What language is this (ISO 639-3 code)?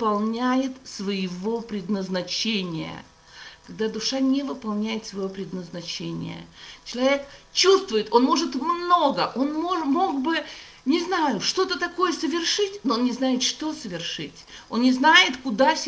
rus